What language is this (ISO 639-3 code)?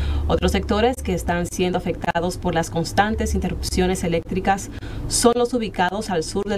spa